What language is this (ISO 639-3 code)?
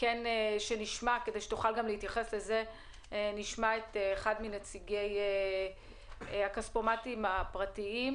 heb